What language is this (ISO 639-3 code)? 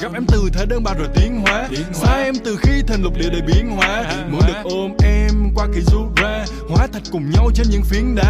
vie